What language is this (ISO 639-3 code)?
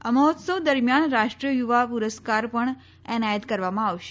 guj